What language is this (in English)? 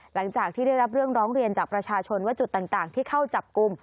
Thai